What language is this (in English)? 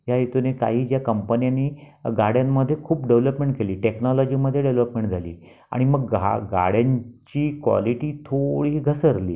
Marathi